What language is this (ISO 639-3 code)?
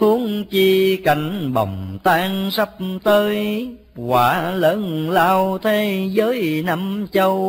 vie